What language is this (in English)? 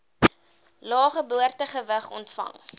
Afrikaans